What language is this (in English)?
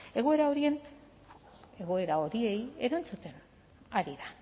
Basque